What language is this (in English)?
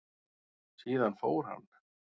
Icelandic